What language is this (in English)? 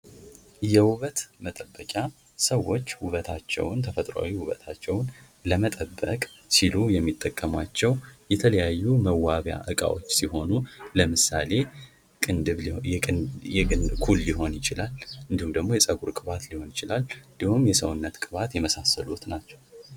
Amharic